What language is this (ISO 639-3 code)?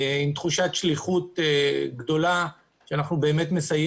heb